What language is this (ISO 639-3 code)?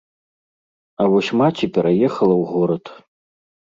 bel